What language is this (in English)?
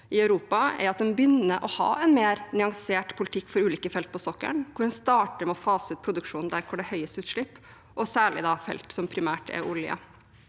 Norwegian